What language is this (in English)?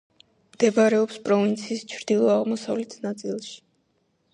Georgian